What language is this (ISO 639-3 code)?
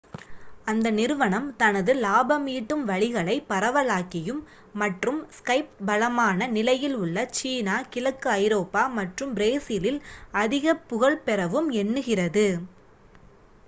tam